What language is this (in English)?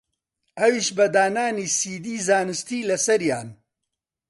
Central Kurdish